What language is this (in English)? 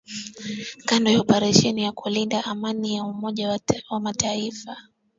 Swahili